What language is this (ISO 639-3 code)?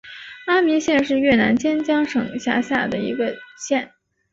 zho